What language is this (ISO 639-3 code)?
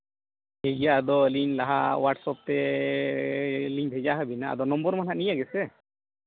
sat